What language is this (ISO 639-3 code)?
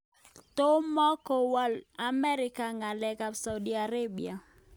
kln